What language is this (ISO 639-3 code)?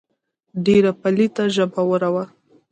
pus